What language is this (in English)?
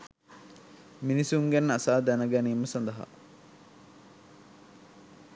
Sinhala